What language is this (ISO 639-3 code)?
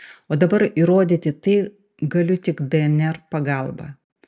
lit